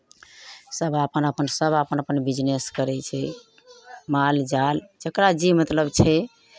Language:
Maithili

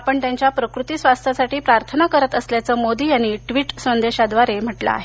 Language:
Marathi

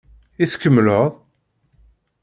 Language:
Kabyle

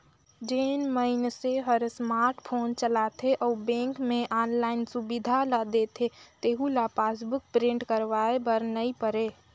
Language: Chhattisgarhi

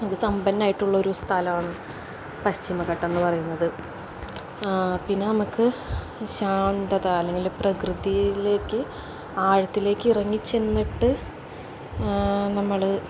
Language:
Malayalam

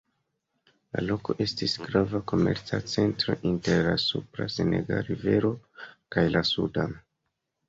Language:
Esperanto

